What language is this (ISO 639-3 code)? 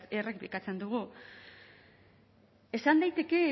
eus